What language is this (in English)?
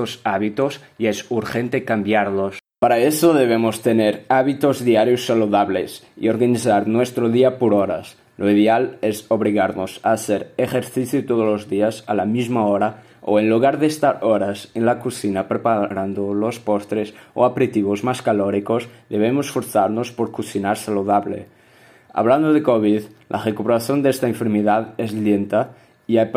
Spanish